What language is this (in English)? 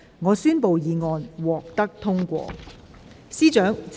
Cantonese